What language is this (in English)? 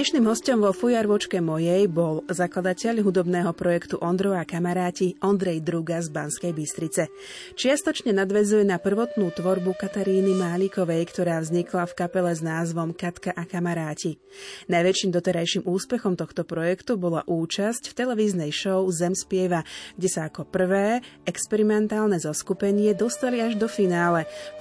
Slovak